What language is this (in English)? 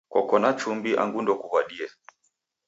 Taita